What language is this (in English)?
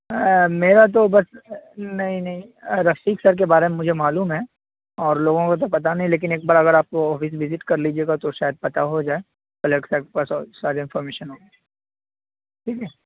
Urdu